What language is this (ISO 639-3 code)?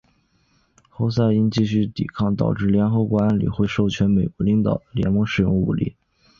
zho